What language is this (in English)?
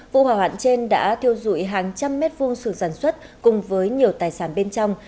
Vietnamese